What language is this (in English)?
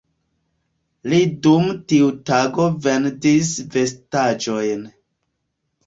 Esperanto